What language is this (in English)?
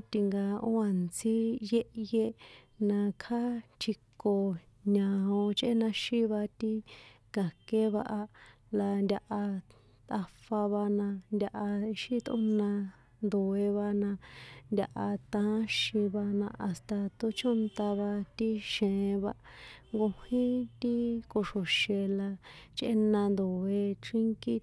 San Juan Atzingo Popoloca